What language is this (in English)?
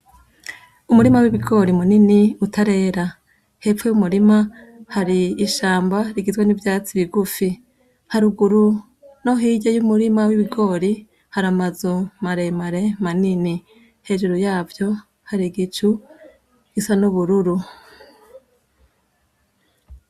Rundi